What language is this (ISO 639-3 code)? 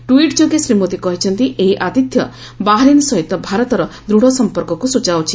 ori